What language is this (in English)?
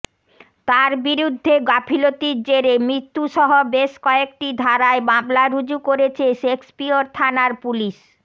Bangla